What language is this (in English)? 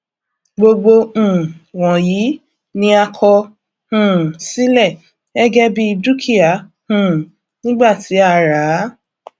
Yoruba